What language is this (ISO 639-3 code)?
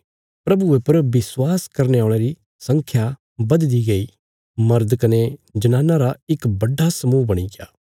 kfs